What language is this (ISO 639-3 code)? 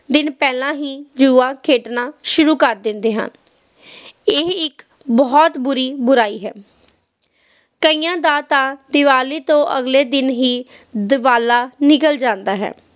pan